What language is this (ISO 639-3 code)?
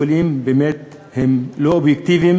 heb